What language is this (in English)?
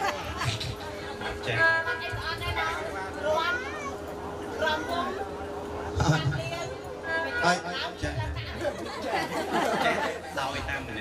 Vietnamese